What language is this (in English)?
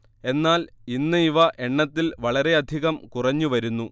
Malayalam